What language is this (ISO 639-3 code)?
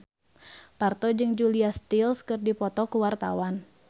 sun